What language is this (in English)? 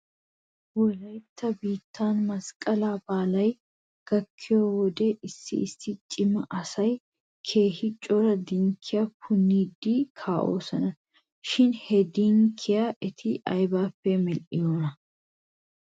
Wolaytta